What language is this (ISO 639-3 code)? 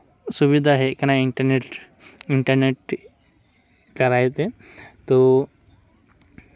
sat